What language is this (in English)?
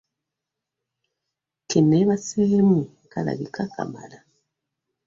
Ganda